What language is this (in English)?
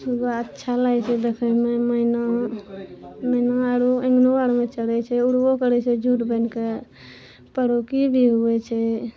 Maithili